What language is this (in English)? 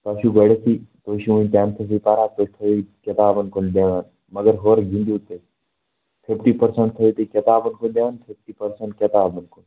Kashmiri